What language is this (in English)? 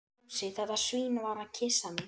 Icelandic